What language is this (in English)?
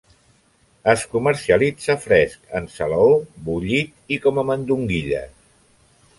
Catalan